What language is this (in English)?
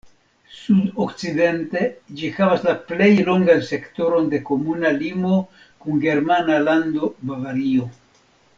Esperanto